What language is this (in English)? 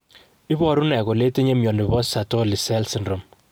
Kalenjin